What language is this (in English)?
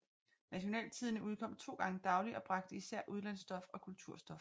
Danish